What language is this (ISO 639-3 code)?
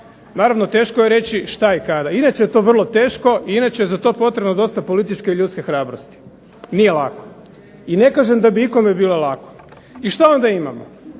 hrv